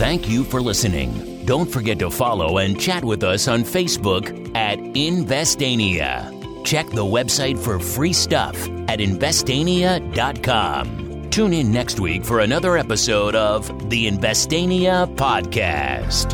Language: Thai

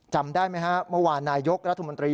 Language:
Thai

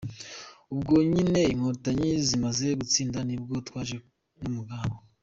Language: Kinyarwanda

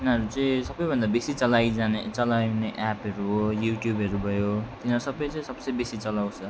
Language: Nepali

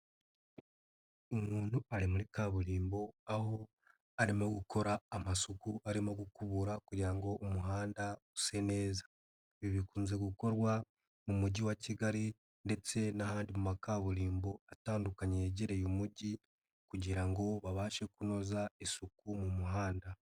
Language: Kinyarwanda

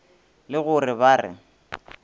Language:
Northern Sotho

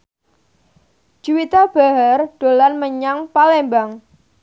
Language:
Javanese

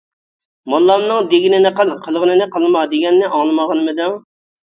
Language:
Uyghur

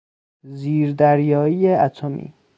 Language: Persian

